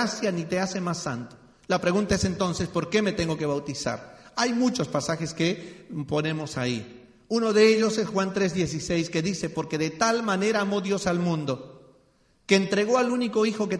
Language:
Spanish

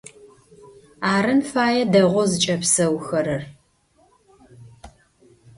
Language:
Adyghe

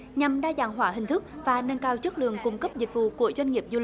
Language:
Vietnamese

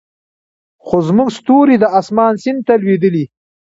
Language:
Pashto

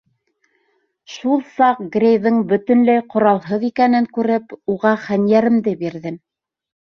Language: Bashkir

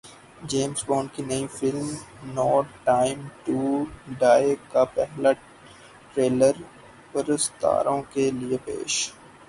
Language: Urdu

